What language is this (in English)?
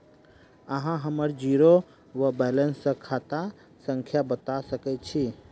Maithili